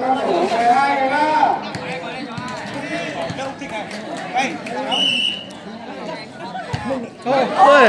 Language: Vietnamese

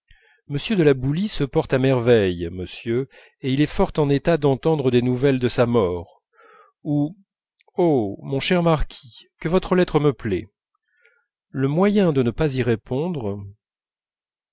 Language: French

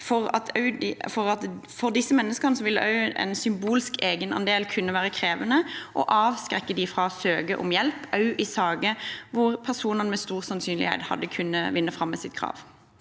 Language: Norwegian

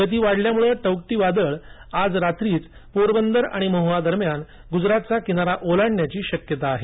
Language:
Marathi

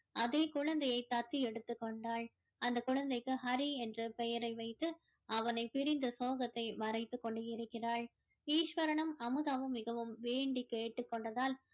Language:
Tamil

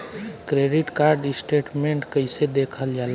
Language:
Bhojpuri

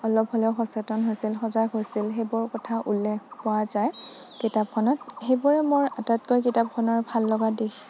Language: Assamese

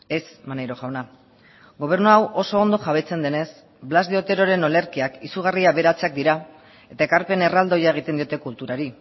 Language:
Basque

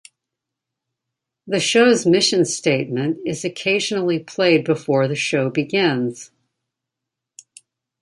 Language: English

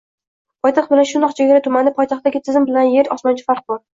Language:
Uzbek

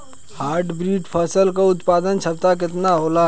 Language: Bhojpuri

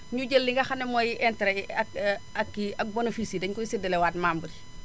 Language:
Wolof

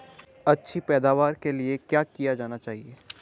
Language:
Hindi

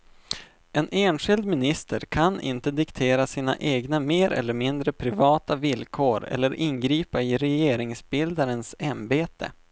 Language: Swedish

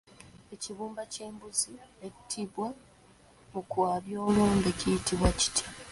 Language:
Ganda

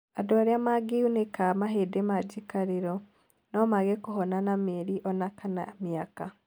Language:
Kikuyu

